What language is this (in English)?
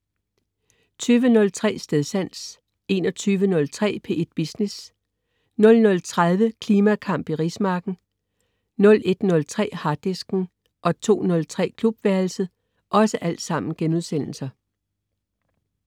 Danish